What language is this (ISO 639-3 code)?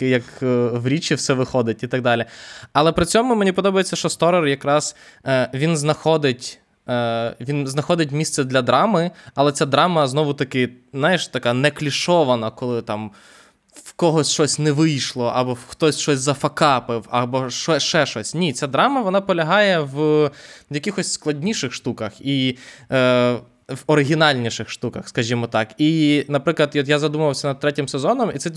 ukr